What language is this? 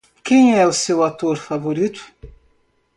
Portuguese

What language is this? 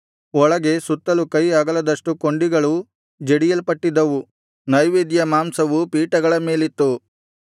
Kannada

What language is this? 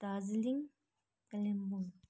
Nepali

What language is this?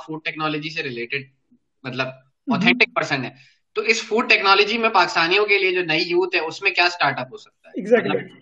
Urdu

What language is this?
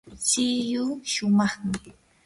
Yanahuanca Pasco Quechua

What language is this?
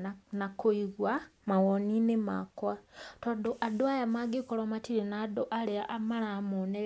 Kikuyu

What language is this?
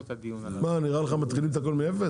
Hebrew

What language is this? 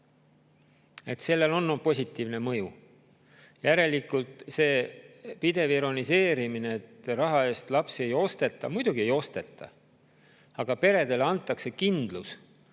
Estonian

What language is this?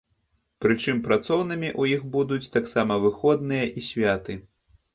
Belarusian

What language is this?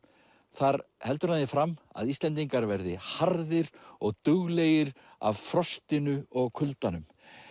Icelandic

